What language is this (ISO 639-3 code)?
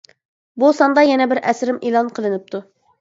uig